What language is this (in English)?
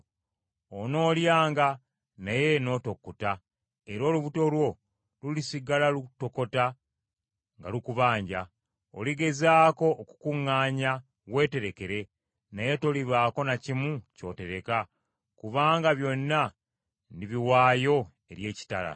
Ganda